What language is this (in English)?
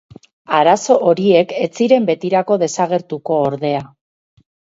Basque